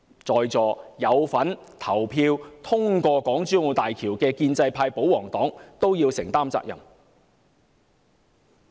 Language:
Cantonese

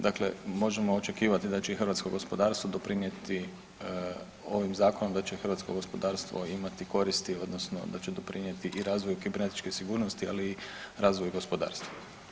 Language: Croatian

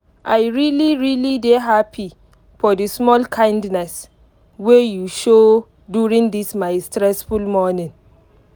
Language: Nigerian Pidgin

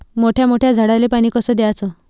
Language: Marathi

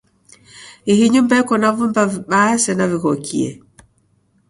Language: Taita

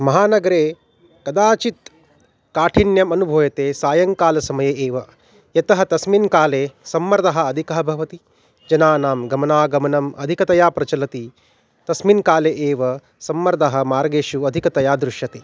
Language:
Sanskrit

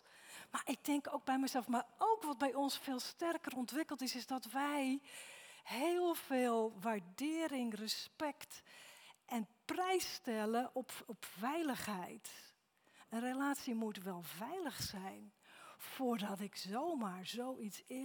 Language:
Dutch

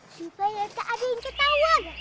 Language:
Indonesian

